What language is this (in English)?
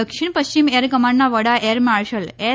Gujarati